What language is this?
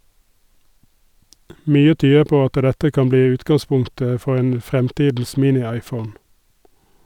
Norwegian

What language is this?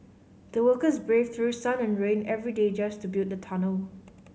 English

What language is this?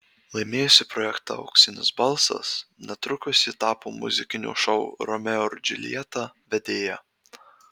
Lithuanian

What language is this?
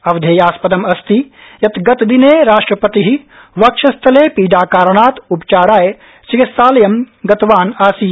Sanskrit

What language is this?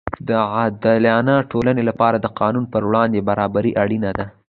Pashto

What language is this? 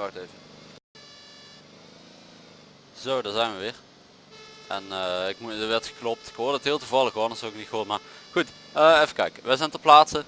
Dutch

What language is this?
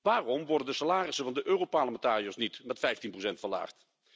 Dutch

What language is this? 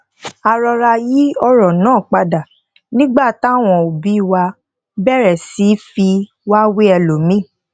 Yoruba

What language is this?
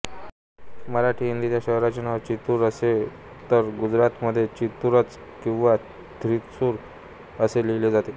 Marathi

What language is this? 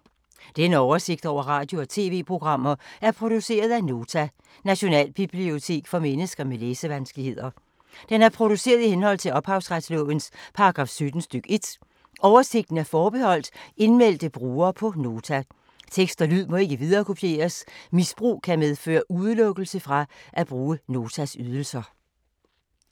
Danish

